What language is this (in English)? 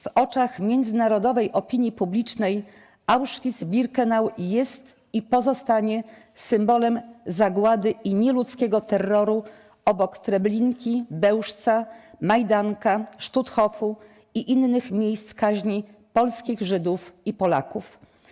Polish